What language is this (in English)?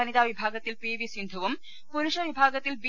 Malayalam